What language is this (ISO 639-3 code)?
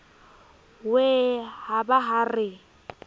sot